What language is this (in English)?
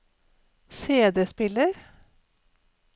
Norwegian